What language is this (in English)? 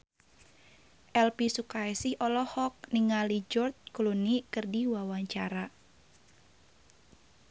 Sundanese